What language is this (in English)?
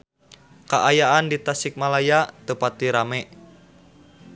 Sundanese